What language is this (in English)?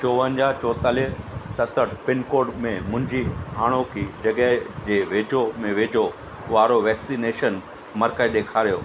Sindhi